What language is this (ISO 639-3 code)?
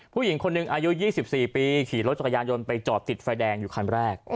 tha